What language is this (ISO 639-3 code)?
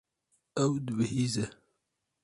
kur